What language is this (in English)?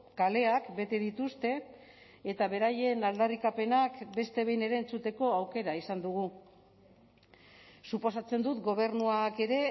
Basque